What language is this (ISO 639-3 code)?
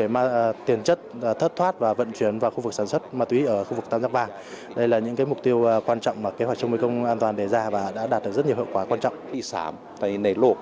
vie